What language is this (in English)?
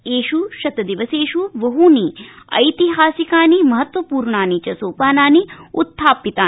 Sanskrit